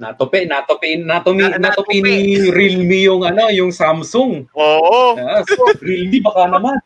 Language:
Filipino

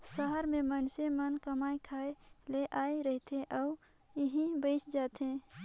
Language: Chhattisgarhi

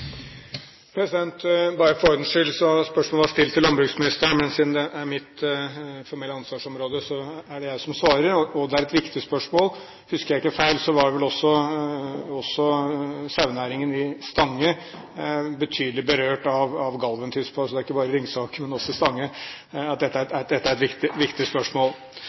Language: Norwegian Bokmål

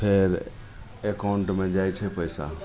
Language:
Maithili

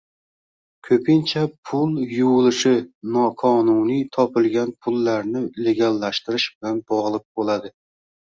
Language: Uzbek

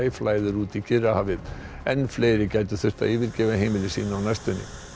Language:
Icelandic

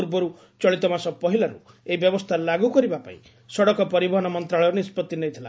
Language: Odia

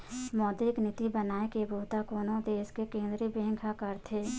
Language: Chhattisgarhi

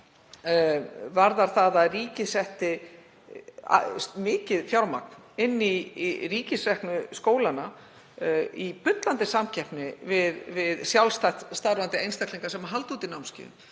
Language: Icelandic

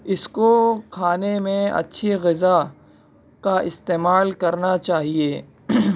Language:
Urdu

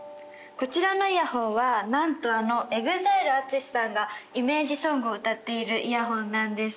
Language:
Japanese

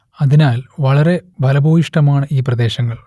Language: Malayalam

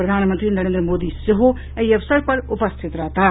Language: Maithili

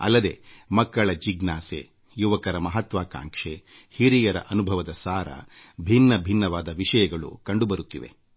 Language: Kannada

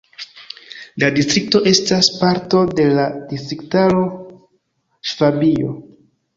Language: Esperanto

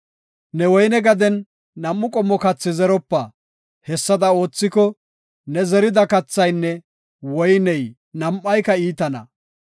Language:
Gofa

